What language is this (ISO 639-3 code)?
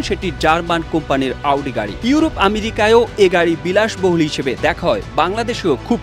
ben